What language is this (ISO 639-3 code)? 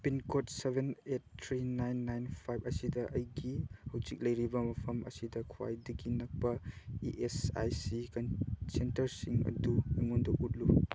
mni